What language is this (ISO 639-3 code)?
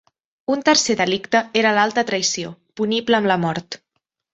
cat